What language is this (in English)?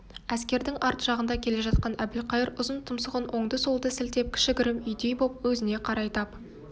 Kazakh